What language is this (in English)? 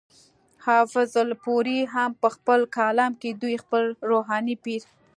Pashto